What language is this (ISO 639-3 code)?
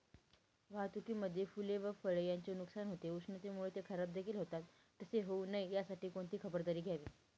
mar